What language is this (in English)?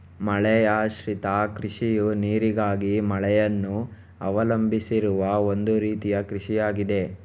Kannada